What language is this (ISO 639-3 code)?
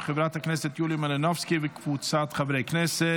heb